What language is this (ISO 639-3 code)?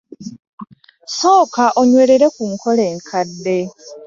lug